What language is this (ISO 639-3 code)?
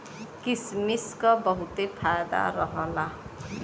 bho